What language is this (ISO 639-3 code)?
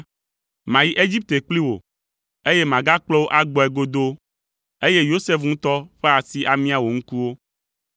ewe